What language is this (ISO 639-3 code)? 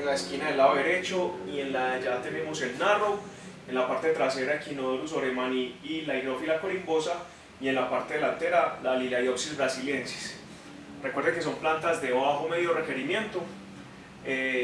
spa